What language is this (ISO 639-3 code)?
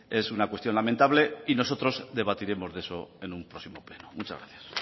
spa